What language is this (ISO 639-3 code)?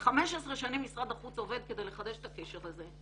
heb